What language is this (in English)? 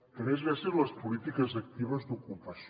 Catalan